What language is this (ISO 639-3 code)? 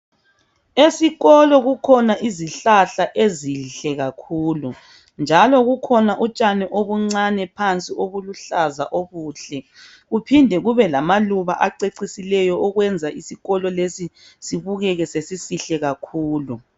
nde